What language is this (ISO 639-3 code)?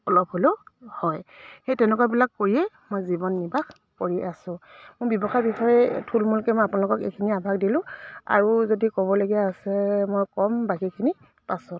asm